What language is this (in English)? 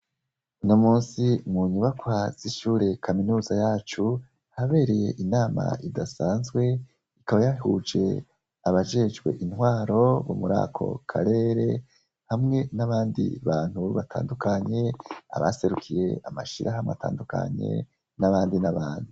Rundi